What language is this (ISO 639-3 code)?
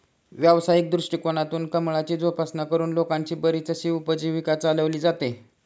mar